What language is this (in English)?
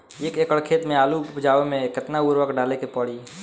Bhojpuri